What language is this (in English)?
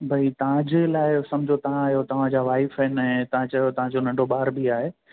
Sindhi